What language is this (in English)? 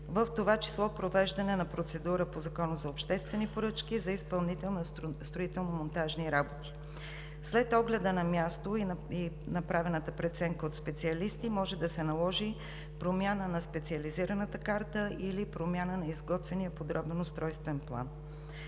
Bulgarian